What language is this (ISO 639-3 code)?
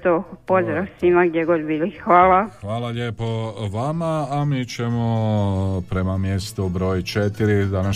hrv